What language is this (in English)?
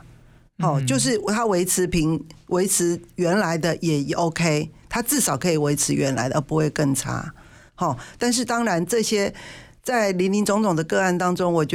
Chinese